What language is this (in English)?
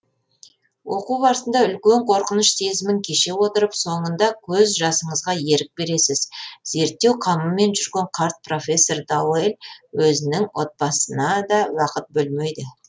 Kazakh